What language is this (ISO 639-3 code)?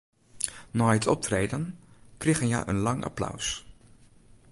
fry